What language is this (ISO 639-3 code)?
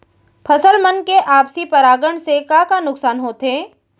hne